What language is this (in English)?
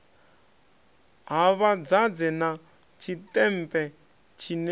Venda